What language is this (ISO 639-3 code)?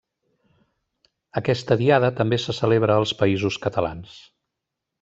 cat